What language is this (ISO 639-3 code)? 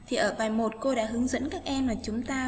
vie